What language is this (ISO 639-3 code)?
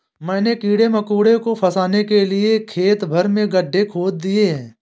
hin